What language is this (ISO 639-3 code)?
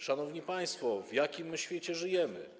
pol